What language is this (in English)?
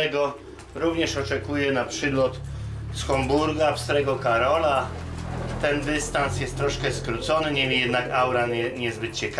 Polish